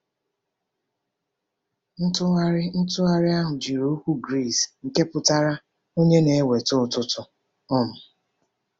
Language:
Igbo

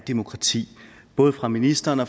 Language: Danish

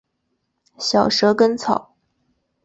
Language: Chinese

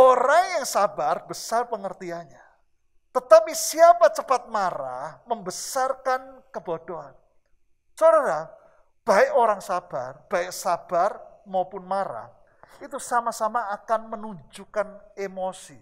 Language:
Indonesian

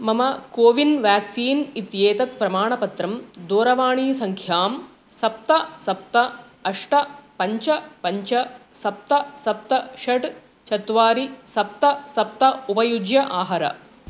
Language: Sanskrit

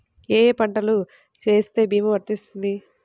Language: Telugu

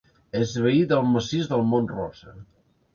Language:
Catalan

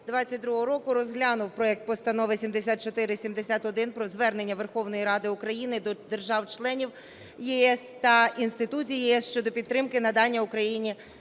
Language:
Ukrainian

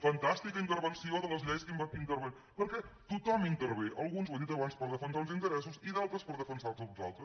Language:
Catalan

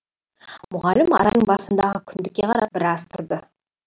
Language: Kazakh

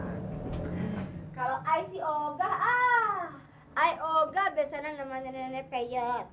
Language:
Indonesian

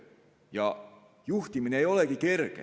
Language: Estonian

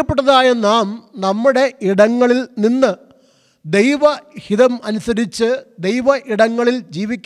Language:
Malayalam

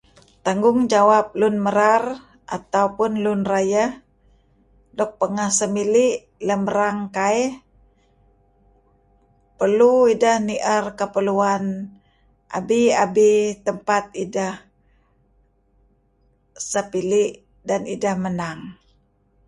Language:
Kelabit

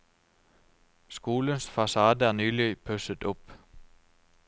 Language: Norwegian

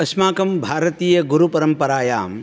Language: Sanskrit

